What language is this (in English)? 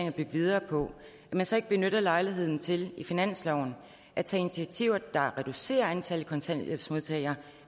Danish